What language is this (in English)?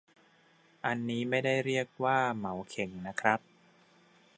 Thai